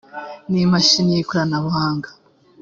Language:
Kinyarwanda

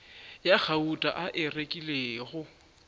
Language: Northern Sotho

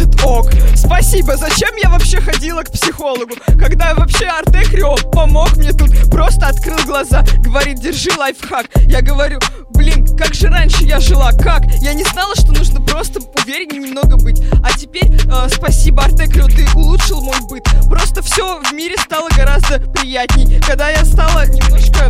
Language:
Russian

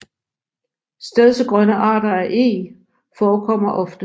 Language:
Danish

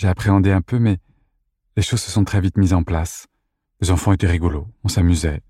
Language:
French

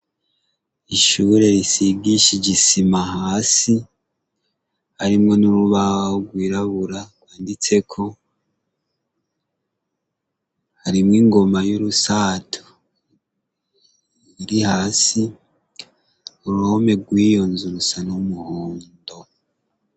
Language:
Rundi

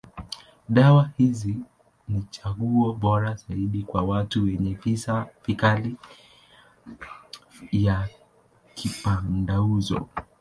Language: Swahili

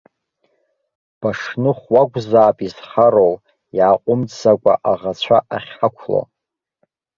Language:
Abkhazian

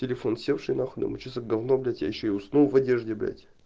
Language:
Russian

